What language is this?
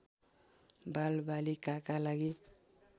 Nepali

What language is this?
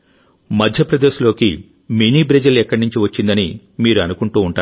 Telugu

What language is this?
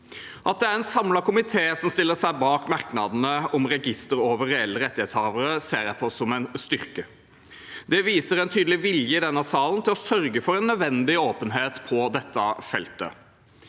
Norwegian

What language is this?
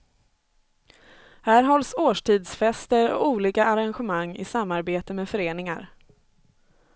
Swedish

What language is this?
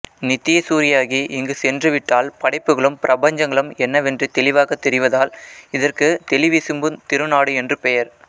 Tamil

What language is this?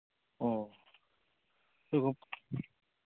Manipuri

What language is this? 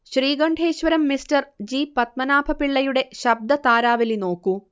Malayalam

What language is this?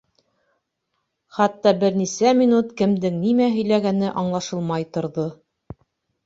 Bashkir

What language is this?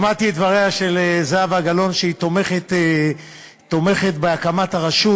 Hebrew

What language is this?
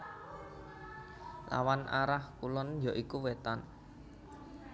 Javanese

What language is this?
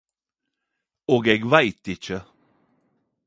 Norwegian Nynorsk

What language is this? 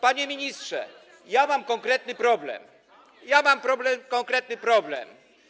Polish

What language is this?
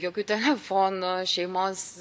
Lithuanian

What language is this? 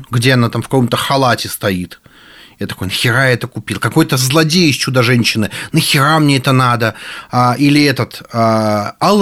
Russian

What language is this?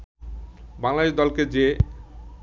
Bangla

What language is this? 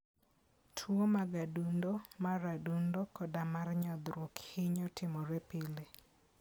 Luo (Kenya and Tanzania)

